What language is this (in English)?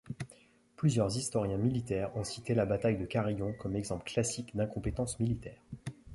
French